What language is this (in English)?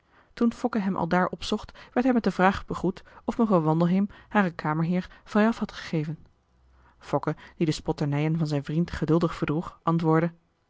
Dutch